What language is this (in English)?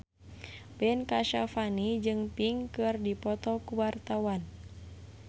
Sundanese